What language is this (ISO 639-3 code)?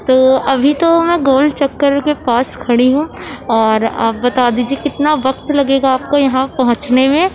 urd